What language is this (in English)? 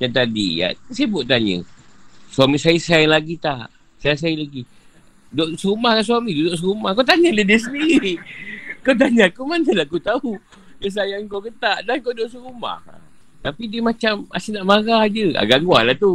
Malay